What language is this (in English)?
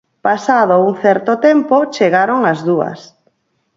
Galician